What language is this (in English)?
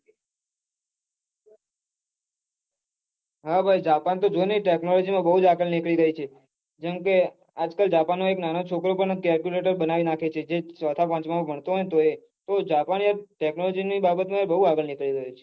Gujarati